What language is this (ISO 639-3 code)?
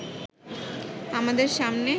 ben